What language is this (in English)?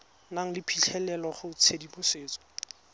Tswana